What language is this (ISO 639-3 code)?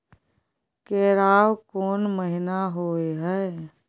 mai